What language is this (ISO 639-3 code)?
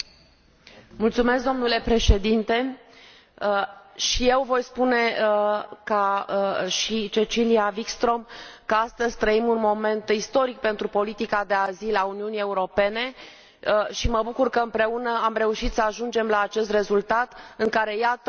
ron